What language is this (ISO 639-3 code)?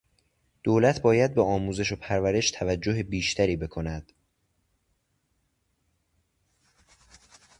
fas